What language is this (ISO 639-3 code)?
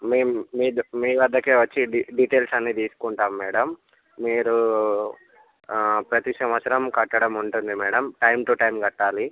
tel